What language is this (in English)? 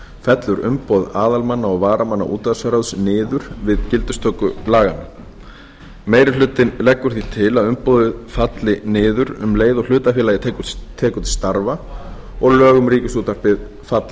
Icelandic